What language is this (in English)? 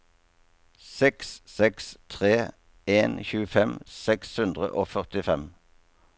Norwegian